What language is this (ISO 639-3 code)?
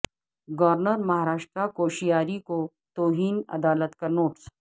urd